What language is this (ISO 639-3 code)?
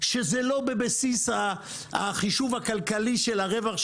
heb